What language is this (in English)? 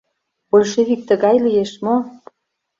Mari